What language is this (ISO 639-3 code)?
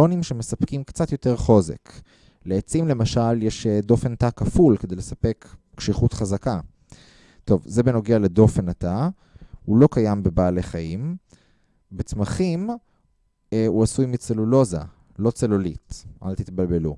heb